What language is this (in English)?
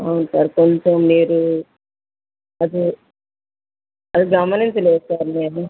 Telugu